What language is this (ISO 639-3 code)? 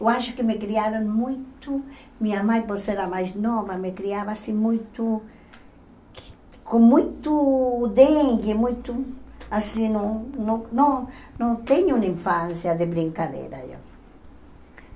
por